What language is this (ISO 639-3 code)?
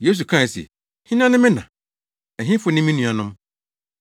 aka